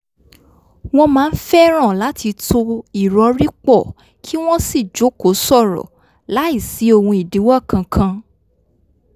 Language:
Yoruba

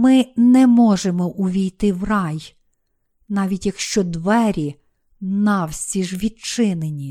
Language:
Ukrainian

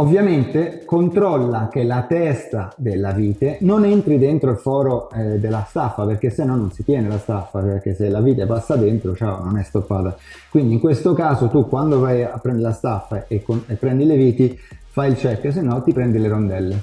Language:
Italian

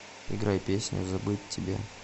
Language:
Russian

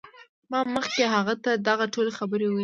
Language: Pashto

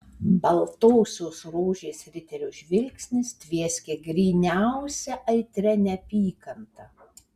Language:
Lithuanian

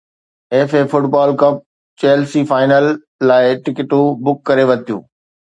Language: Sindhi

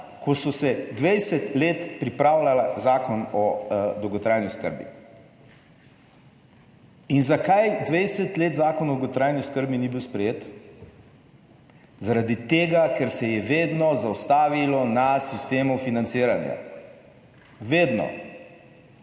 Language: Slovenian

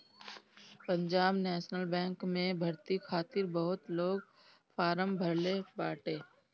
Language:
Bhojpuri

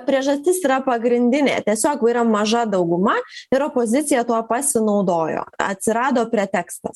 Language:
Lithuanian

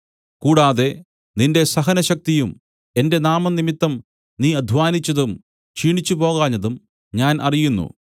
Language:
Malayalam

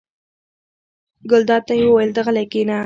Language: Pashto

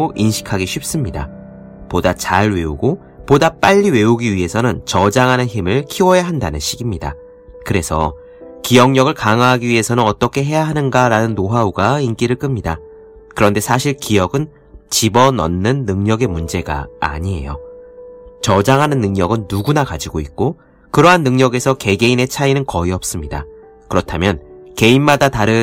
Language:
Korean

